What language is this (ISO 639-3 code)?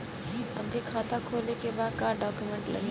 bho